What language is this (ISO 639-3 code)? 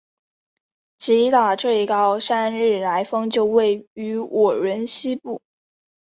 zho